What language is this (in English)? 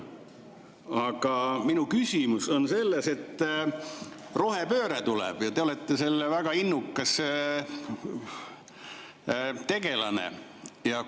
Estonian